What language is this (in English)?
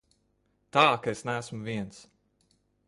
Latvian